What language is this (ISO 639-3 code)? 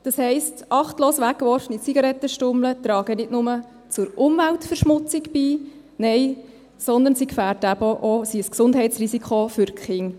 gsw